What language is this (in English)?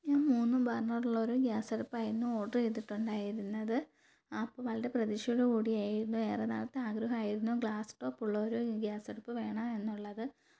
Malayalam